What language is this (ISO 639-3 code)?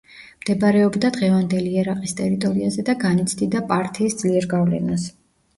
kat